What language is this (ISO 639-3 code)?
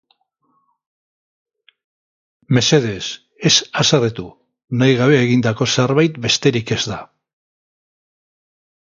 eus